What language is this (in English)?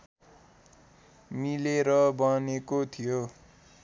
Nepali